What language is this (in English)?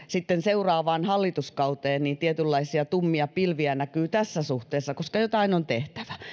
Finnish